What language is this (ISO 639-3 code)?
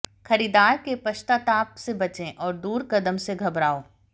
hin